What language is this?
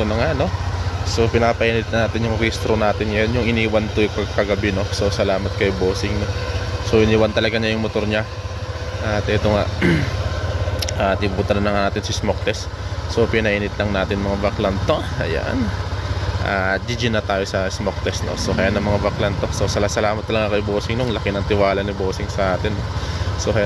Filipino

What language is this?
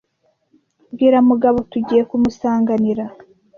Kinyarwanda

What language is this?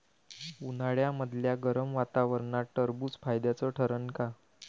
Marathi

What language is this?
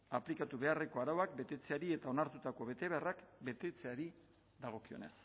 Basque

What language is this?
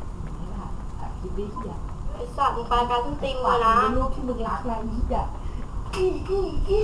Thai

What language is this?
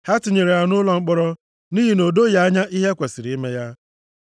Igbo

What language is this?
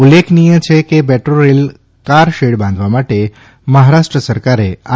Gujarati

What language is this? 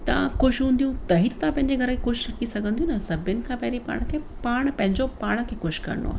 Sindhi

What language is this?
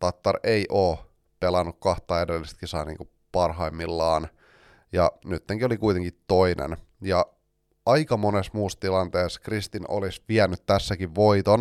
Finnish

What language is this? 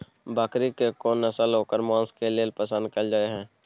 Maithili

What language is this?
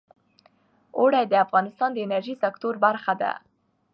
Pashto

